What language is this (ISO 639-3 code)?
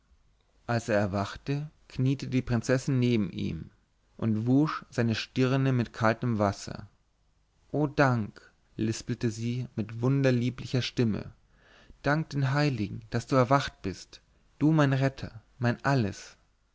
deu